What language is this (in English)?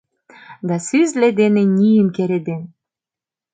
Mari